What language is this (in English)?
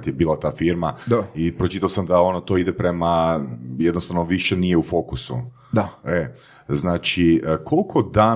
Croatian